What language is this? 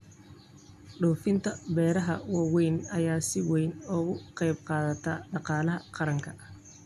Somali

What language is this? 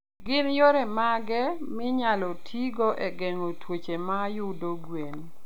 Luo (Kenya and Tanzania)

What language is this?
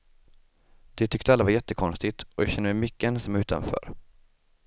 Swedish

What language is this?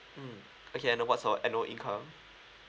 English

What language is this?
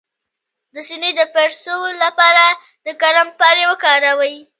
Pashto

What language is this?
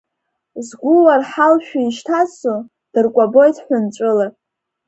Abkhazian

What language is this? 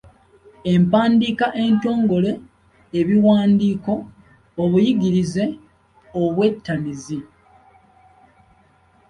Ganda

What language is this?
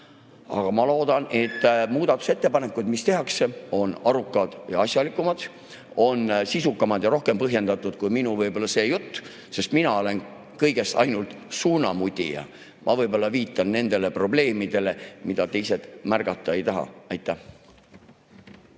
Estonian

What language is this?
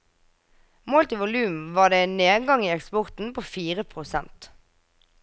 Norwegian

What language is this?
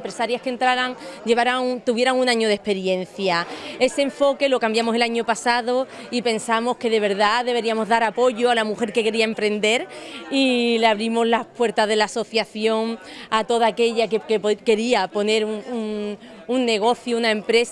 Spanish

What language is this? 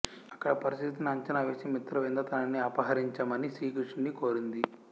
Telugu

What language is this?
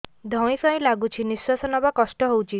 Odia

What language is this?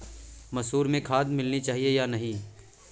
Hindi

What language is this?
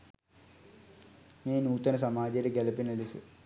Sinhala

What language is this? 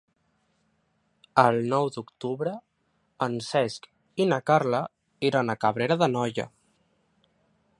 Catalan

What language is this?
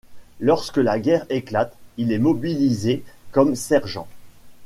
French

